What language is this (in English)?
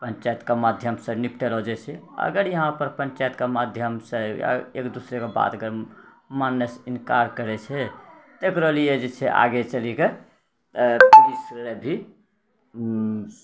Maithili